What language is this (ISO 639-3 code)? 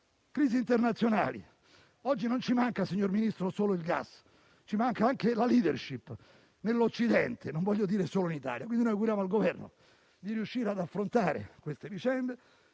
ita